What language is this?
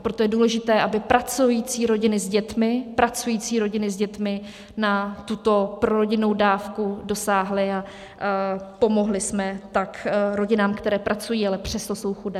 Czech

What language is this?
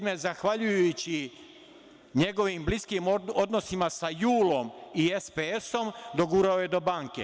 Serbian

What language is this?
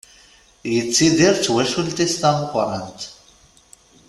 Kabyle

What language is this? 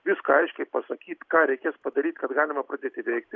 Lithuanian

